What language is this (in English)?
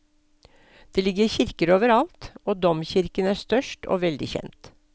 Norwegian